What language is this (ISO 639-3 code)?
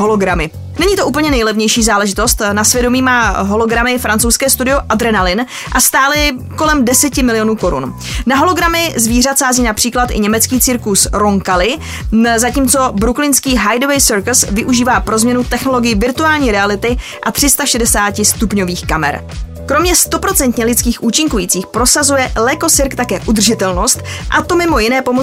ces